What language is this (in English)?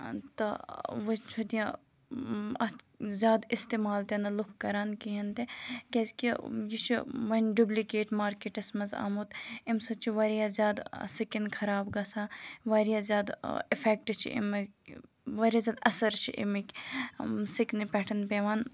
Kashmiri